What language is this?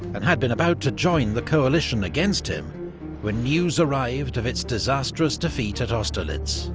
English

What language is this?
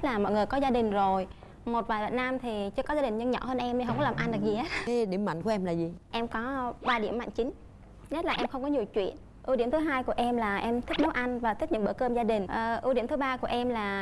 Vietnamese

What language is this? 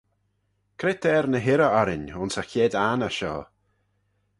Manx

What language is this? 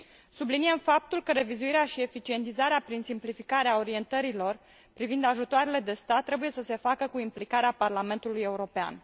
Romanian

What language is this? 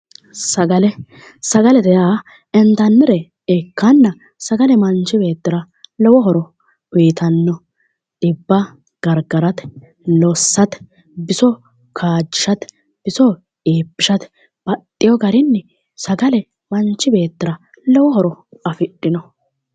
Sidamo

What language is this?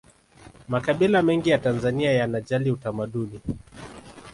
Swahili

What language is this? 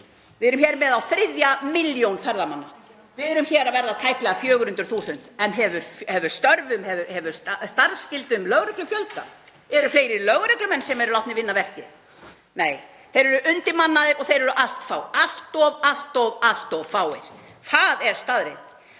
Icelandic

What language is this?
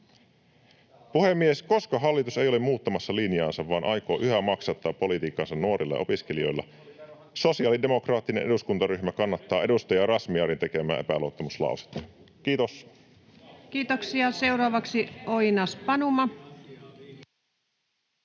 Finnish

